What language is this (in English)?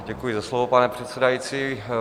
Czech